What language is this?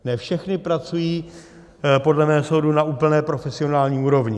Czech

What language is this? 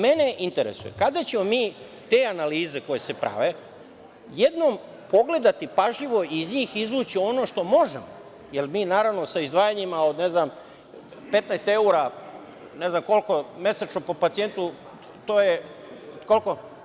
Serbian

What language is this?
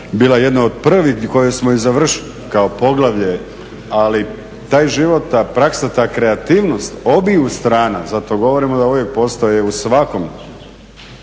Croatian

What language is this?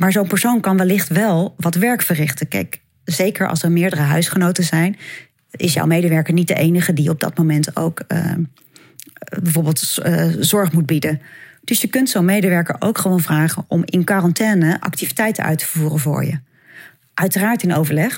Dutch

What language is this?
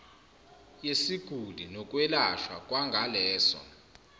Zulu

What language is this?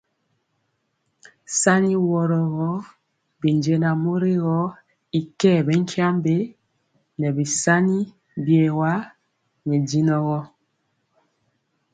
Mpiemo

